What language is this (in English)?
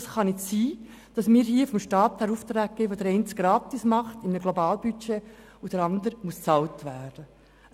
Swiss German